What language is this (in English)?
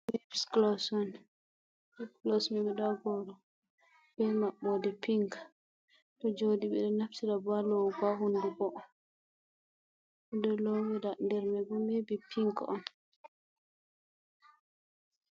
Fula